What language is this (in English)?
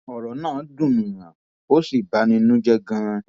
Yoruba